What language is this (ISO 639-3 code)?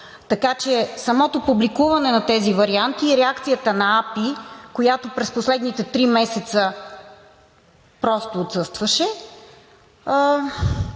bul